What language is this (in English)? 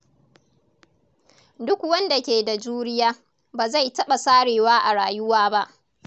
Hausa